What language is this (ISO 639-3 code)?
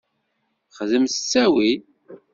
kab